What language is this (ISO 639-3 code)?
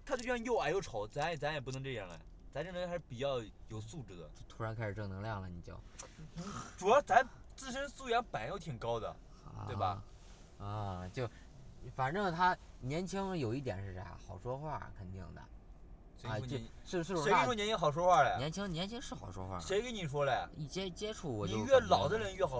zho